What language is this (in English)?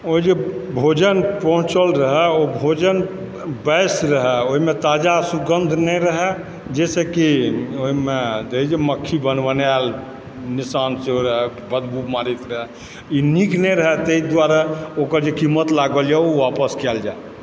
Maithili